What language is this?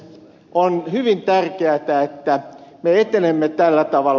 Finnish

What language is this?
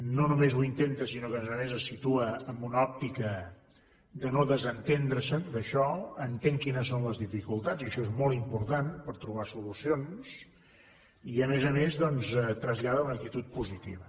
Catalan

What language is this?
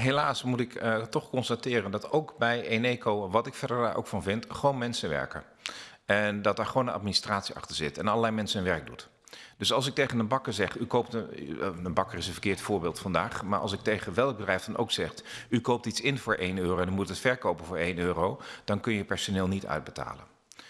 Dutch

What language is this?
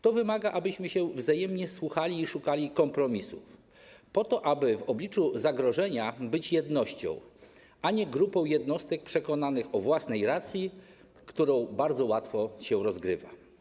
Polish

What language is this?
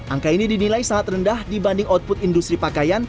Indonesian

